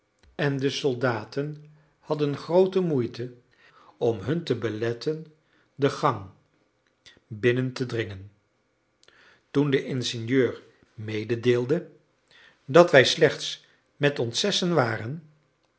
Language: Dutch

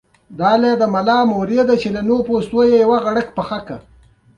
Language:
Pashto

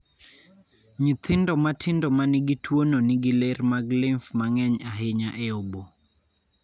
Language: Luo (Kenya and Tanzania)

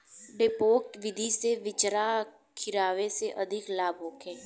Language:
Bhojpuri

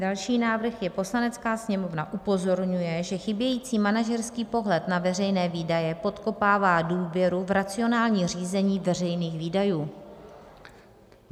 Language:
Czech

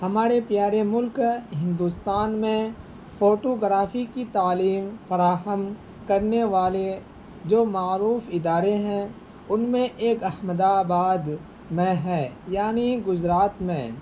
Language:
Urdu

